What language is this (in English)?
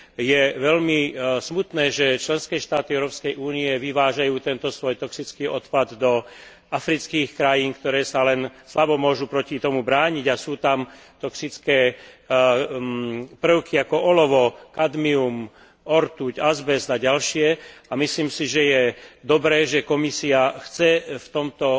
Slovak